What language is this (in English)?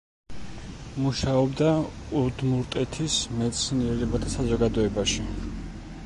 Georgian